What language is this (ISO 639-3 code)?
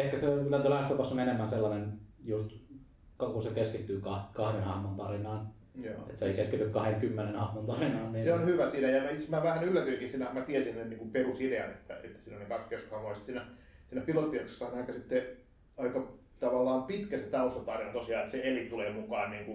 fin